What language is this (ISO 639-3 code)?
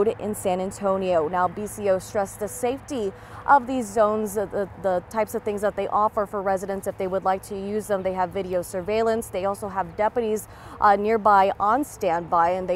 eng